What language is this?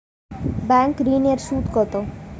Bangla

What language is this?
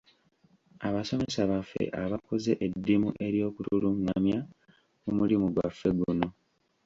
Ganda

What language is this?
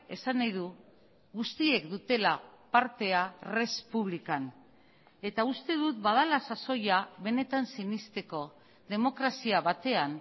Basque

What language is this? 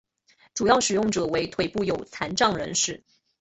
Chinese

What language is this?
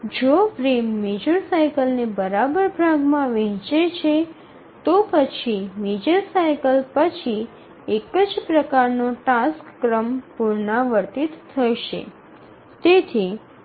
Gujarati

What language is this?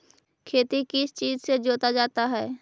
Magahi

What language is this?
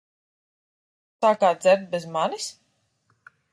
Latvian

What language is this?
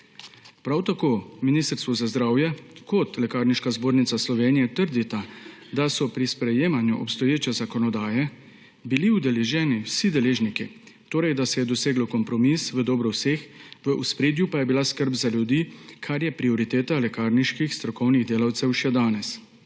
Slovenian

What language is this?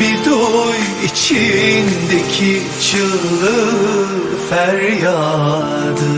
Turkish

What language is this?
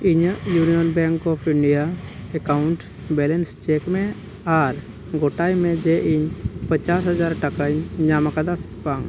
Santali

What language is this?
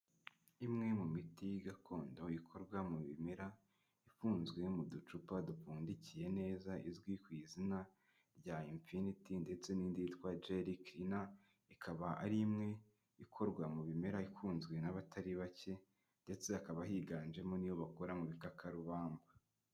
Kinyarwanda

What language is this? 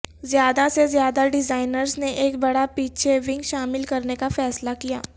Urdu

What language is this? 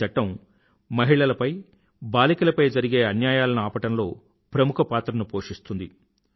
Telugu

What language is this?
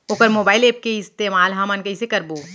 Chhattisgarhi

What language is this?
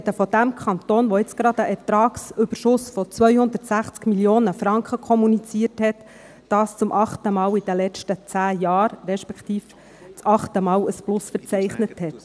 Swiss German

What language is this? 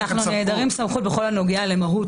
Hebrew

